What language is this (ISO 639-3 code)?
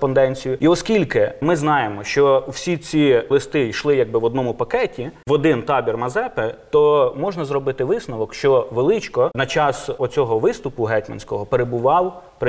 ukr